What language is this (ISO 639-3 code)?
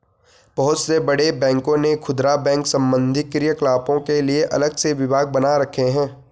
hin